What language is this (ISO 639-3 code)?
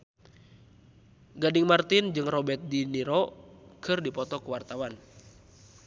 sun